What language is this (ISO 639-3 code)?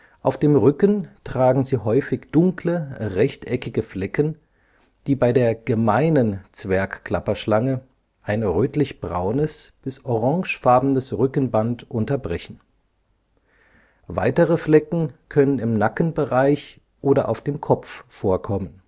deu